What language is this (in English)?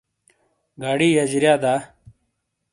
Shina